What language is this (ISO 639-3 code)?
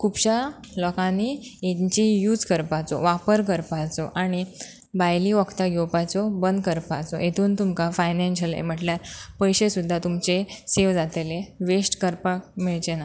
kok